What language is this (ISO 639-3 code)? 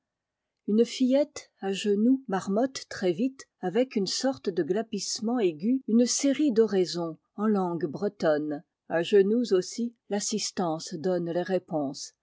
fra